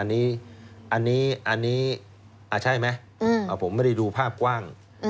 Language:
Thai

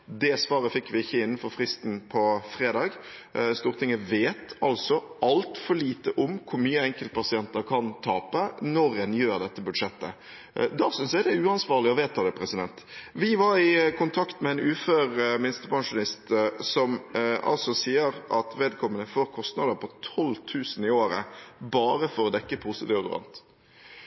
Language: Norwegian Bokmål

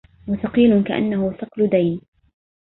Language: Arabic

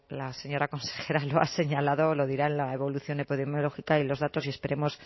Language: Spanish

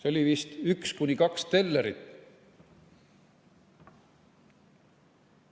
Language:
Estonian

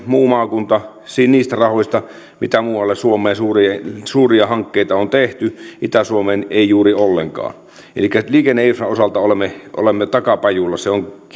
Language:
Finnish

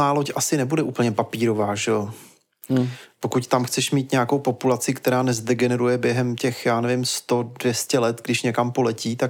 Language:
Czech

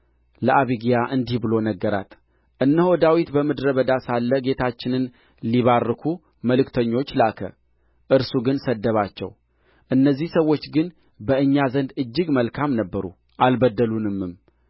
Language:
Amharic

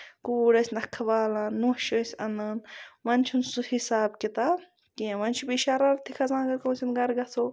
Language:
Kashmiri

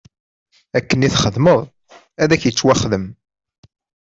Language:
Kabyle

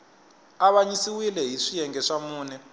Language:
Tsonga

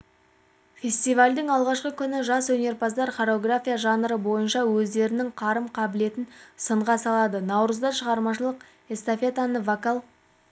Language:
Kazakh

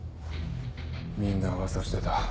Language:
Japanese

